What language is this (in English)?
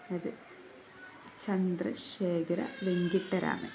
Malayalam